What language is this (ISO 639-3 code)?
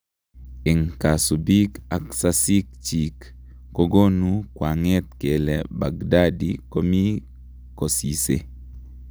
kln